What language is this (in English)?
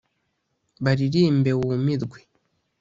Kinyarwanda